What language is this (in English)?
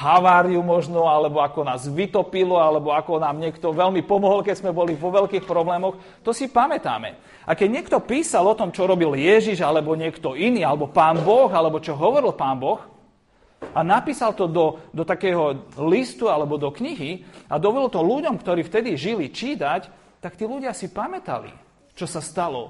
Slovak